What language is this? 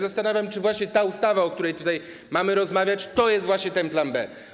Polish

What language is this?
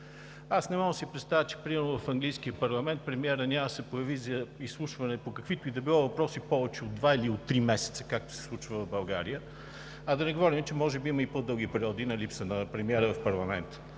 Bulgarian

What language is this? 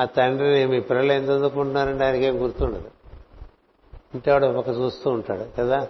Telugu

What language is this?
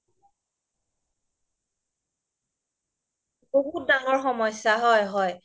Assamese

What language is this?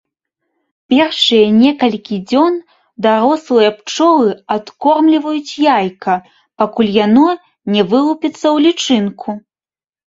Belarusian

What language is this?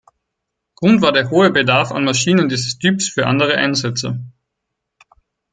German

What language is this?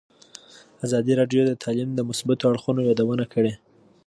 Pashto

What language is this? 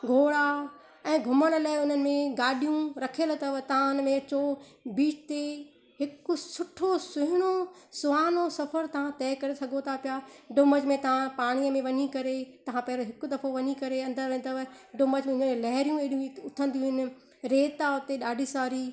Sindhi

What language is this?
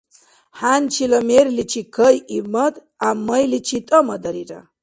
Dargwa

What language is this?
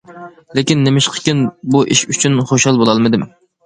Uyghur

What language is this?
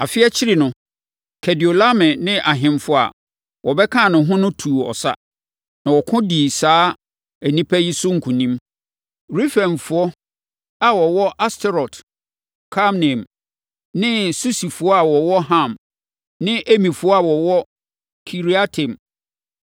Akan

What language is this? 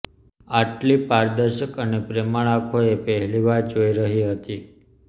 Gujarati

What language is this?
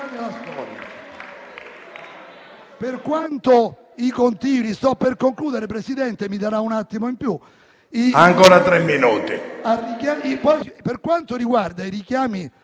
Italian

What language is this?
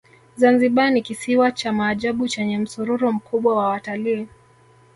Swahili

